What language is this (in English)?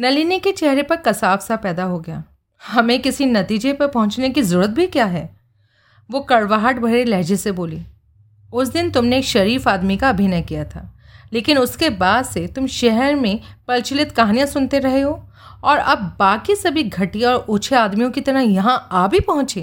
Hindi